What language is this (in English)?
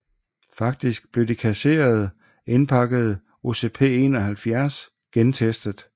Danish